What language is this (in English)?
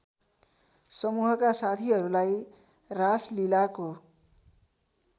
Nepali